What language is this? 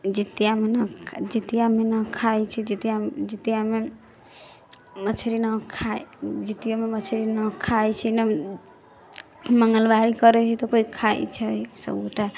Maithili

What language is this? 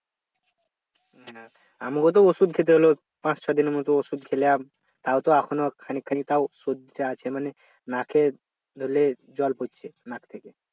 Bangla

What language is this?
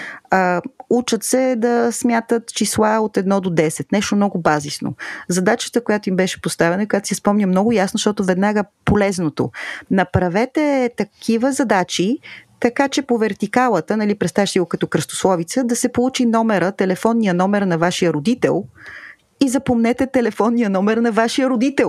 Bulgarian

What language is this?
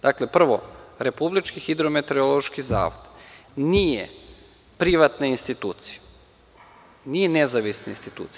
Serbian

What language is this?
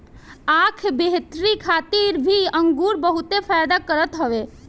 Bhojpuri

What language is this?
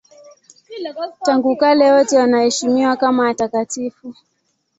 Swahili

